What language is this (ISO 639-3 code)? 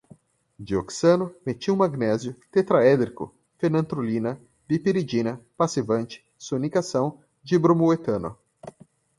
por